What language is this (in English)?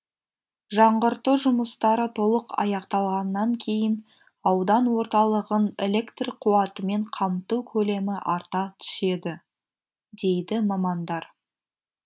Kazakh